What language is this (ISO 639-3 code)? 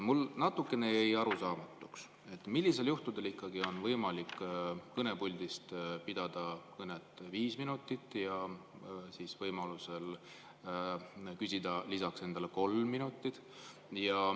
est